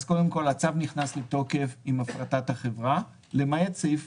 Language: Hebrew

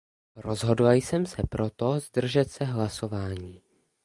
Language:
Czech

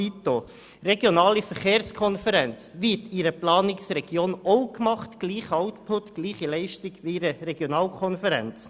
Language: Swiss German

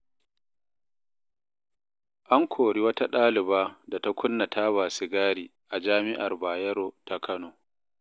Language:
Hausa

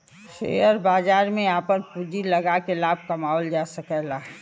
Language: Bhojpuri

